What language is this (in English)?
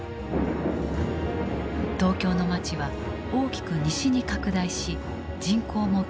Japanese